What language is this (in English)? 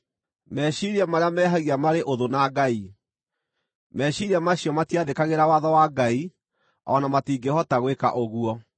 Kikuyu